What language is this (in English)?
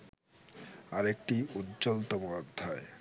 Bangla